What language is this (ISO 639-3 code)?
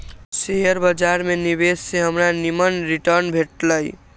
mag